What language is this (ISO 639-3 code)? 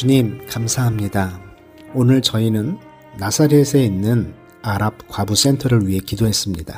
kor